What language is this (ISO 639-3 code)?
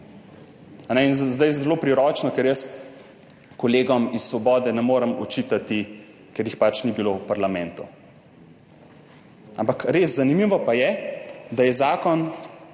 slv